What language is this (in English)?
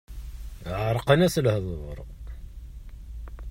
Kabyle